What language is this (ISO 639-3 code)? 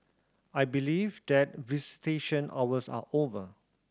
eng